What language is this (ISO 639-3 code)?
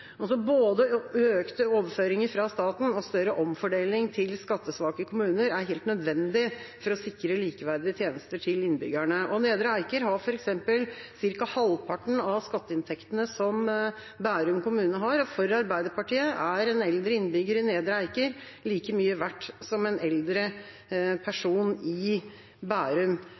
nob